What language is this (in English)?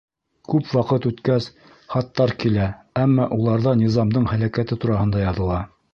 Bashkir